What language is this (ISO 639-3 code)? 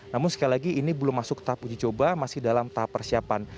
ind